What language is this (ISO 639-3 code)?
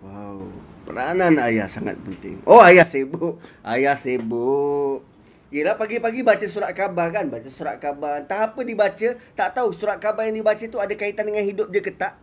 msa